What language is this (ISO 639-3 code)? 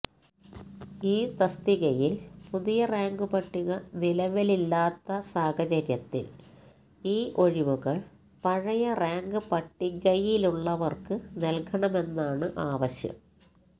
mal